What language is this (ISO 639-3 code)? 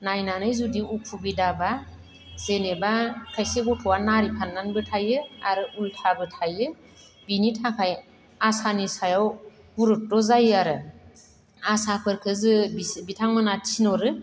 brx